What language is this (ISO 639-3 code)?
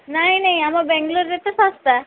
ori